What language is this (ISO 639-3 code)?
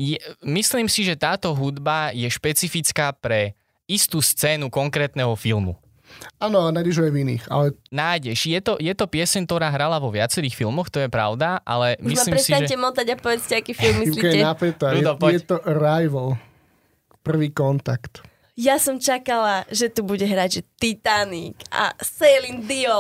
slk